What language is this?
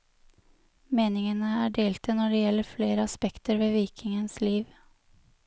Norwegian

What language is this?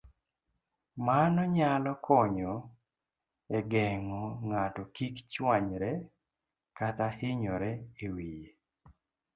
Luo (Kenya and Tanzania)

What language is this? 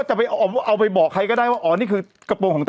Thai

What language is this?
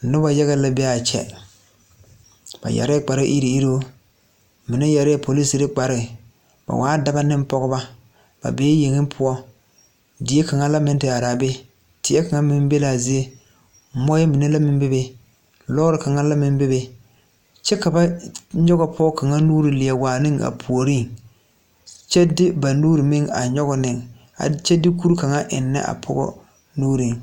Southern Dagaare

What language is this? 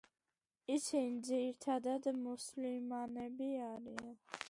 Georgian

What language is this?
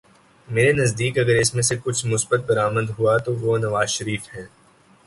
Urdu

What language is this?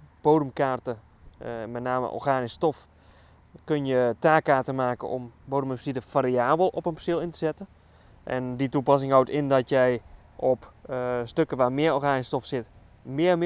Dutch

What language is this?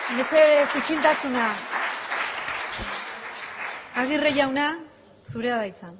Basque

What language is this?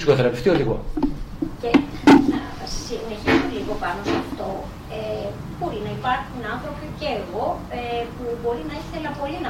Greek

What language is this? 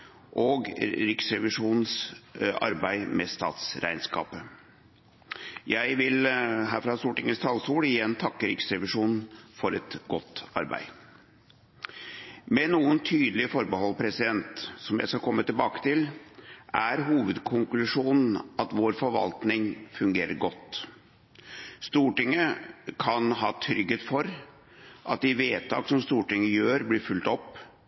Norwegian Bokmål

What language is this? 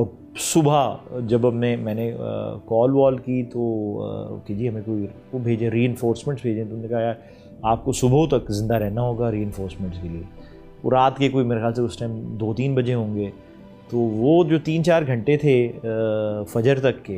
Urdu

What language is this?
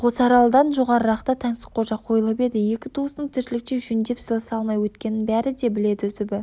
Kazakh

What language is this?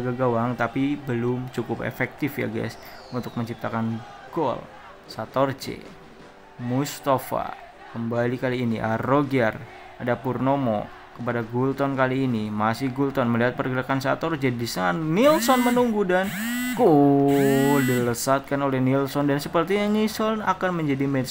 Indonesian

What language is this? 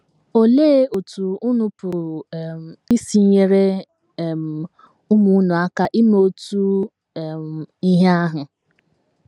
Igbo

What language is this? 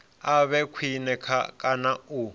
Venda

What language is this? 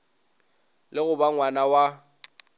Northern Sotho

